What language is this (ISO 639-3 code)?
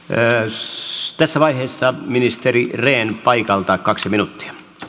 fin